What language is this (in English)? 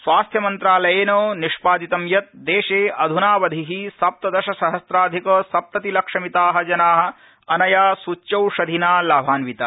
Sanskrit